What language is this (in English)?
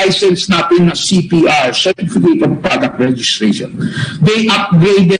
Filipino